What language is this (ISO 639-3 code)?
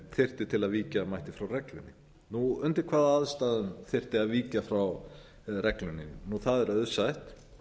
isl